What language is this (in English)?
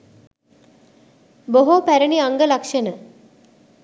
Sinhala